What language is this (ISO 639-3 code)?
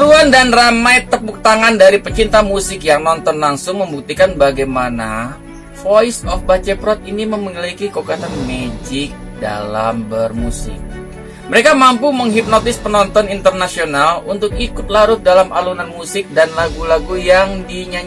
ind